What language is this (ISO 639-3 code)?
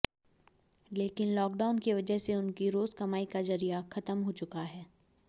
hin